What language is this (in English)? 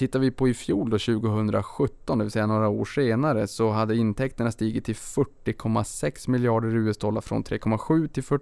Swedish